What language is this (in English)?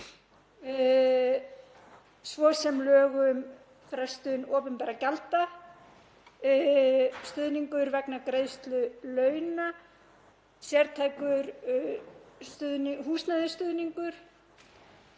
Icelandic